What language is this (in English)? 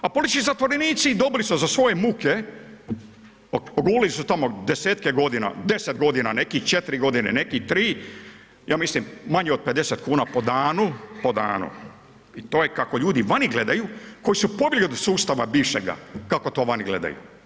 Croatian